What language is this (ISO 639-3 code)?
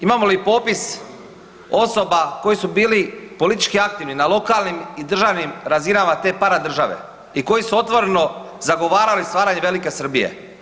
hrv